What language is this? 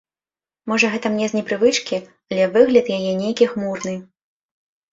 Belarusian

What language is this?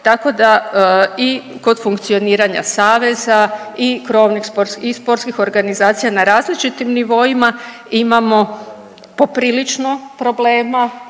Croatian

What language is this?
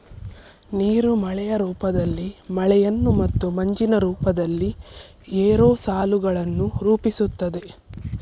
Kannada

